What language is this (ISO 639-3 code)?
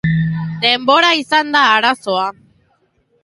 eus